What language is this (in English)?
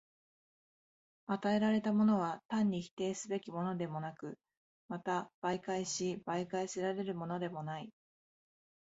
Japanese